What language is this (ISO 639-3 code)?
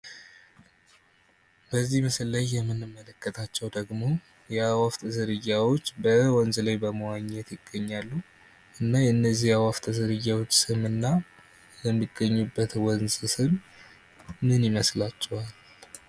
amh